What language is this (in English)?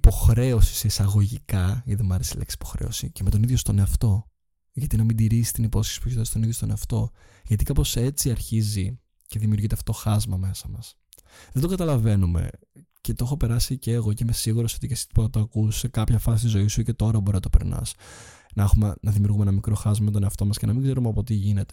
Greek